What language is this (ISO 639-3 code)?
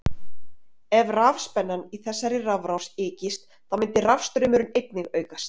isl